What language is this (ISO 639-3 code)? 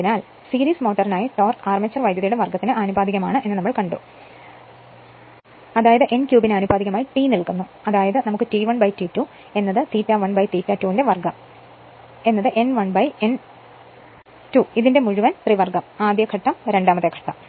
mal